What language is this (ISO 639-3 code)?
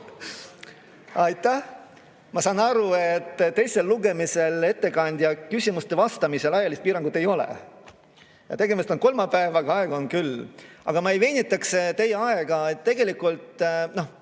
est